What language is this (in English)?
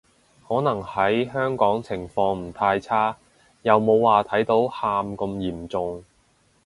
Cantonese